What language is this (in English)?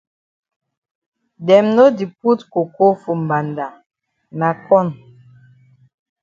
Cameroon Pidgin